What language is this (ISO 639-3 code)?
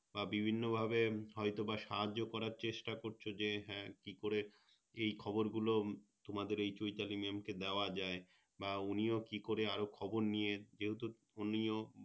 ben